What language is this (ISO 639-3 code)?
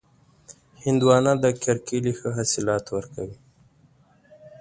pus